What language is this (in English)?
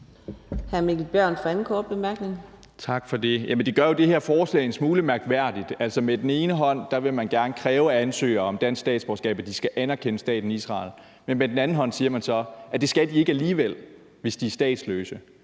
Danish